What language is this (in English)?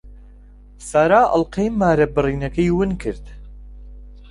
Central Kurdish